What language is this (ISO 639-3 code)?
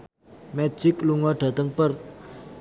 jav